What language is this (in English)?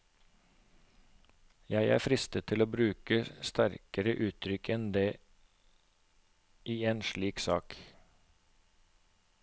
Norwegian